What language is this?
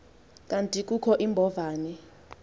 Xhosa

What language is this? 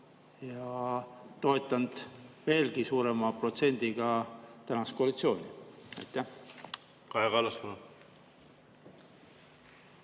Estonian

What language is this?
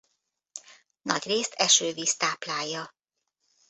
Hungarian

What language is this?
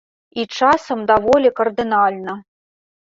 Belarusian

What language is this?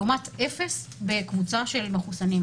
Hebrew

